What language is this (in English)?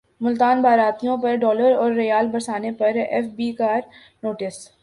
Urdu